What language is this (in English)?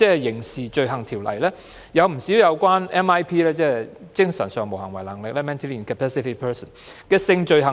Cantonese